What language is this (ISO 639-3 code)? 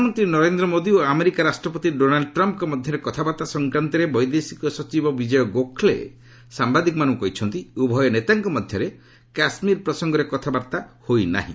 ori